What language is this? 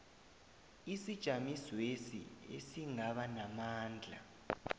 South Ndebele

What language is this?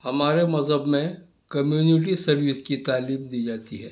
Urdu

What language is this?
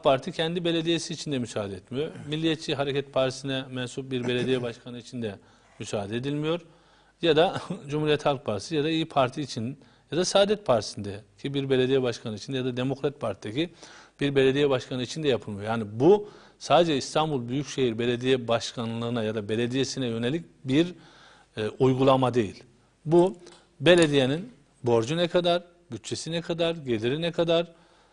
Turkish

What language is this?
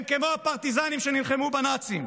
Hebrew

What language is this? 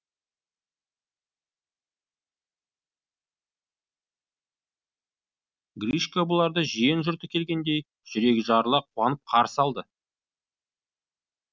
Kazakh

